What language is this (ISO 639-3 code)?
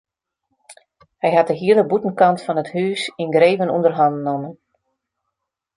fry